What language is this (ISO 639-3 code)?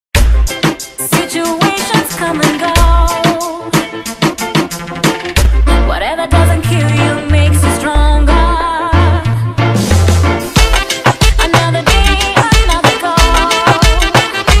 eng